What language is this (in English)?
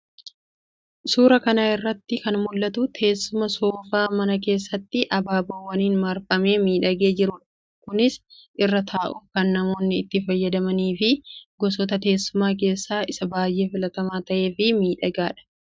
Oromo